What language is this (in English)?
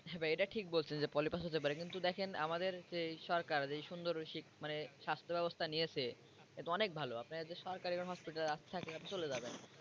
Bangla